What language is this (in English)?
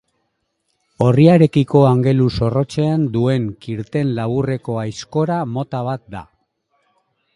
Basque